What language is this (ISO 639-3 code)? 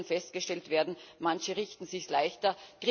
deu